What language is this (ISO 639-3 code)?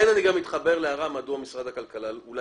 heb